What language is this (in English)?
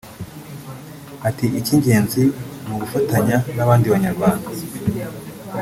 Kinyarwanda